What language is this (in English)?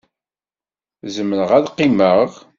Kabyle